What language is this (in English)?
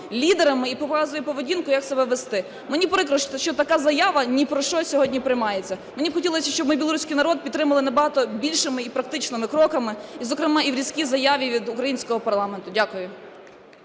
Ukrainian